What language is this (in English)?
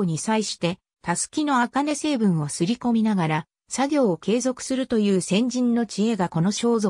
Japanese